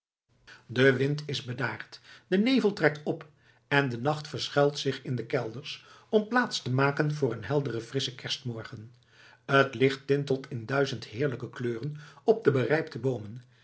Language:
Dutch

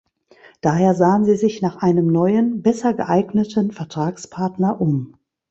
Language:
German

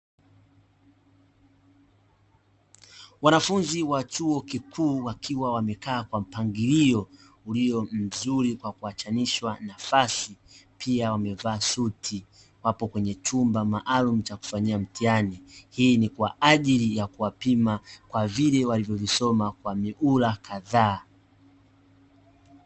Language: Swahili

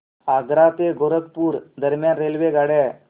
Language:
Marathi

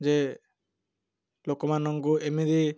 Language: Odia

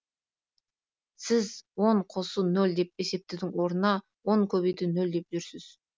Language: Kazakh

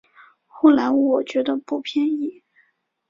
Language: Chinese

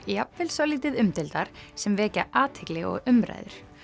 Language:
Icelandic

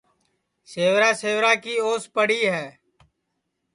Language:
Sansi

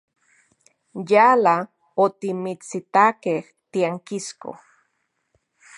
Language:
Central Puebla Nahuatl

